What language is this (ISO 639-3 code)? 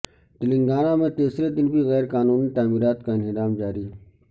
urd